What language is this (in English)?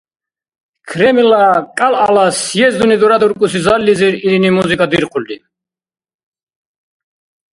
Dargwa